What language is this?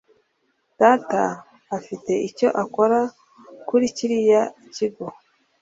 Kinyarwanda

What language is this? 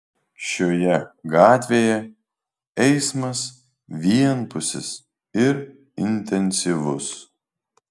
Lithuanian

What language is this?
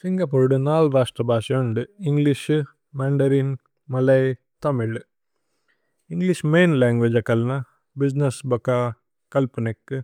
Tulu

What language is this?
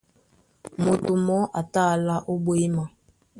Duala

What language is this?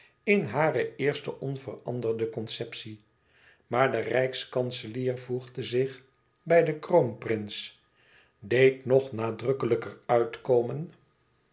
Dutch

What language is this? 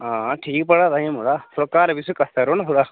Dogri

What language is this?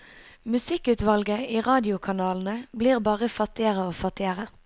Norwegian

